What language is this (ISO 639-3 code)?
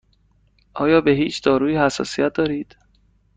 fas